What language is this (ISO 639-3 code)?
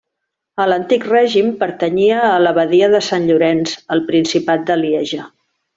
cat